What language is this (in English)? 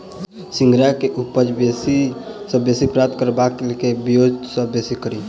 Maithili